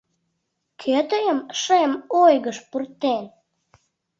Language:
Mari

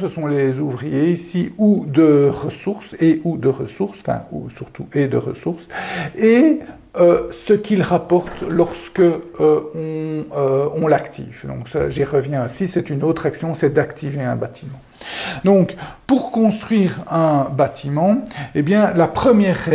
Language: French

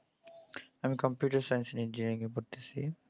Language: Bangla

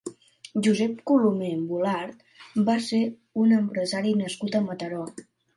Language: Catalan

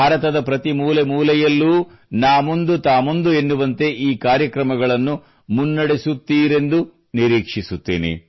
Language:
Kannada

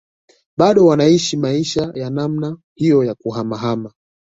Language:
Swahili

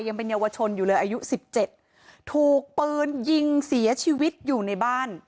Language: Thai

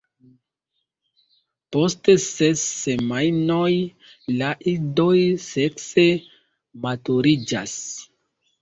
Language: Esperanto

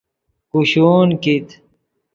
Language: Yidgha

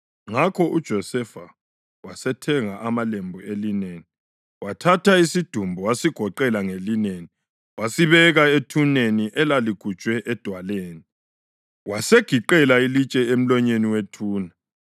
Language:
North Ndebele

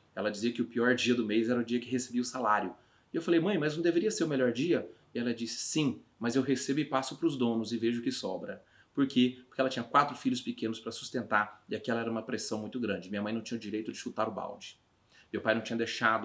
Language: Portuguese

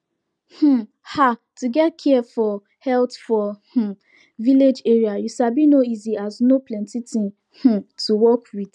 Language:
Nigerian Pidgin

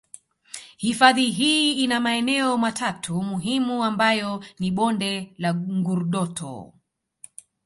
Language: Swahili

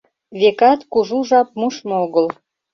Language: Mari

